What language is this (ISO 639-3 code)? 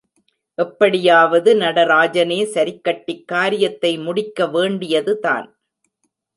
tam